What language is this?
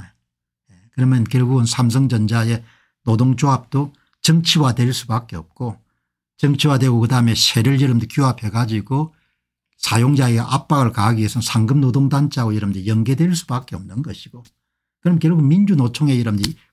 Korean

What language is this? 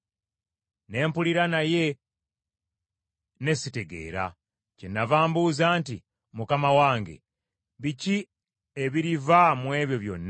Ganda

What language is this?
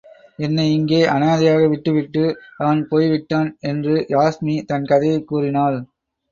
Tamil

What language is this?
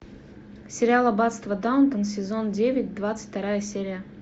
Russian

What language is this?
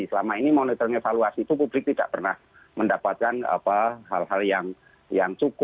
Indonesian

